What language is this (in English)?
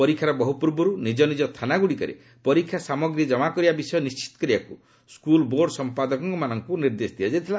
Odia